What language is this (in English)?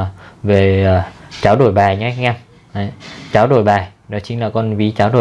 Vietnamese